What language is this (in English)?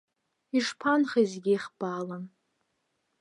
Abkhazian